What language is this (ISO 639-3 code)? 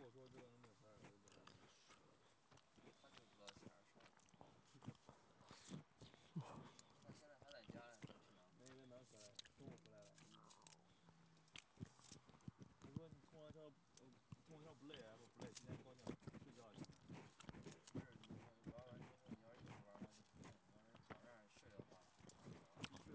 zho